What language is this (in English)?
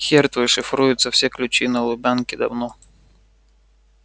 Russian